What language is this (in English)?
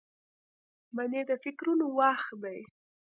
Pashto